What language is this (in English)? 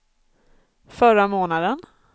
Swedish